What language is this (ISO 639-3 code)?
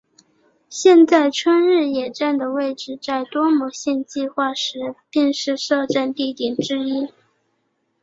zho